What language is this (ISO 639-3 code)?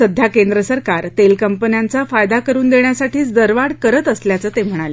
mar